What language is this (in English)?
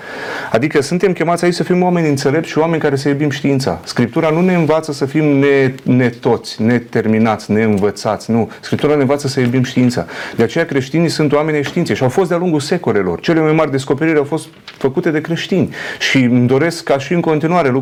Romanian